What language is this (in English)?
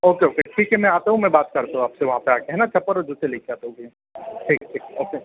Hindi